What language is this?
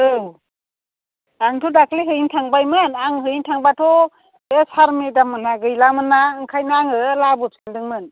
Bodo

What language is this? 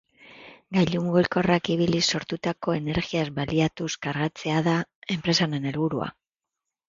Basque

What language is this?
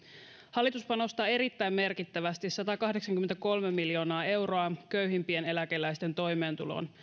Finnish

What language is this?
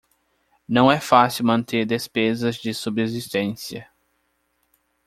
Portuguese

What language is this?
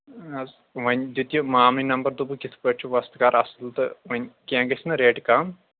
Kashmiri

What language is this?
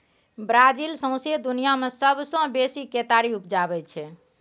Maithili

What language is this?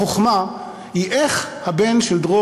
Hebrew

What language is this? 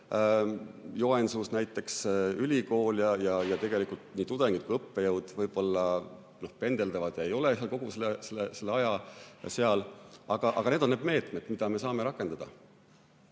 Estonian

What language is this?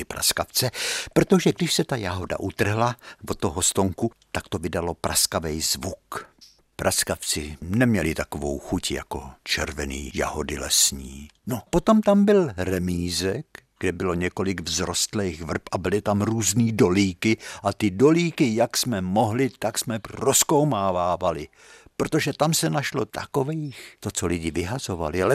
Czech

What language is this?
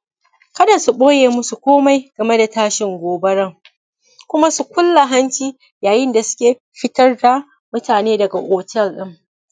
Hausa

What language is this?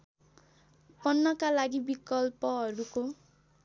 Nepali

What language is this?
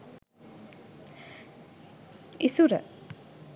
Sinhala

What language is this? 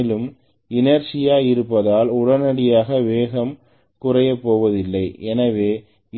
Tamil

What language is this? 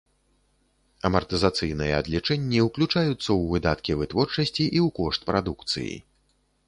Belarusian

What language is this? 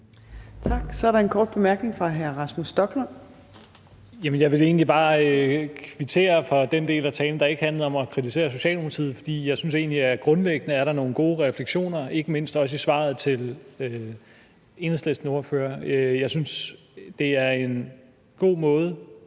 Danish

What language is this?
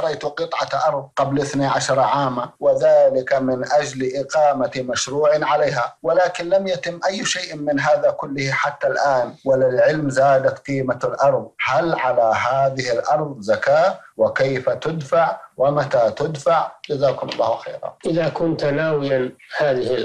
Arabic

